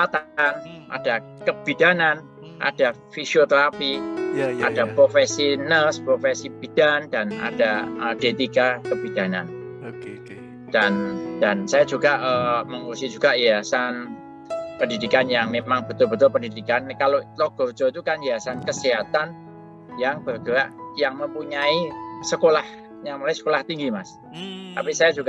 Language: Indonesian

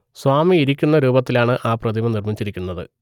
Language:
Malayalam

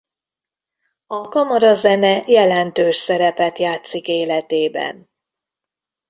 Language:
Hungarian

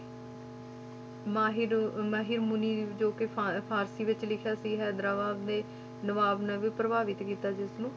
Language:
Punjabi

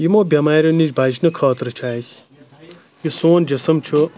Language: Kashmiri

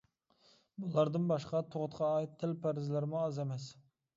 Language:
Uyghur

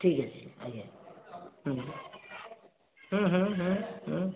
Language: Odia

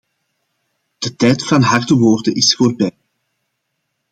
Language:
Dutch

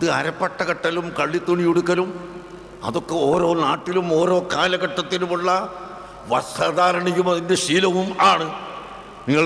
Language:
Arabic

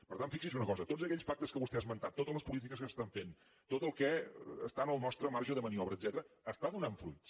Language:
Catalan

